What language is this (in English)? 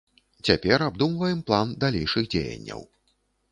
Belarusian